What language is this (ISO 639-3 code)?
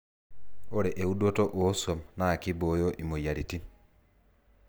mas